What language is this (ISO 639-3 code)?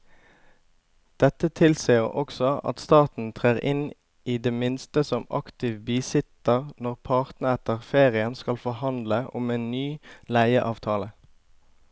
nor